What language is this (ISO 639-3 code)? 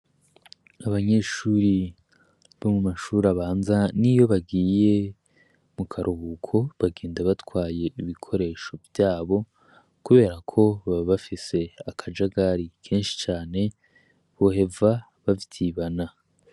run